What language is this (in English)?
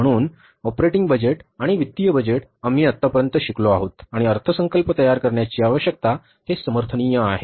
Marathi